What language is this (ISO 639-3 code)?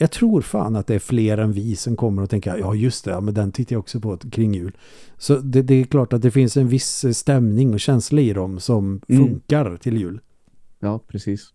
swe